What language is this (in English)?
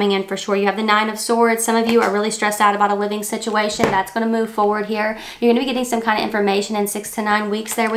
English